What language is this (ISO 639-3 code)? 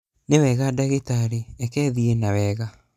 kik